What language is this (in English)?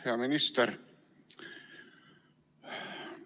Estonian